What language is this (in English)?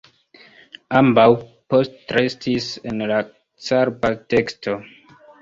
Esperanto